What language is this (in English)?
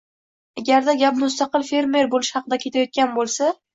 Uzbek